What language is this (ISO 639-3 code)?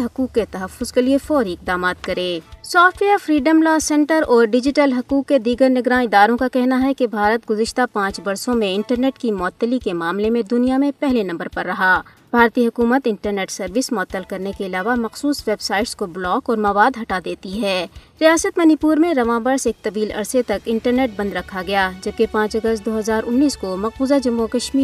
urd